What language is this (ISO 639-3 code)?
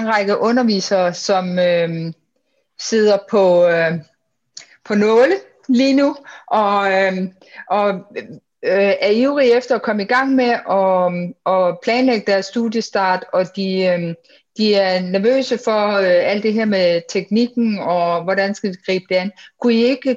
dan